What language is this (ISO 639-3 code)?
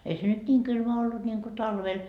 fin